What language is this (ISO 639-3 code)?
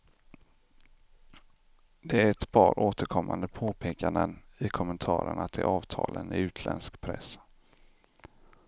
swe